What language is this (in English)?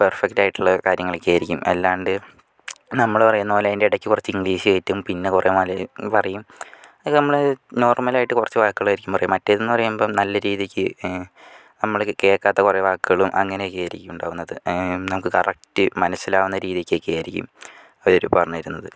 Malayalam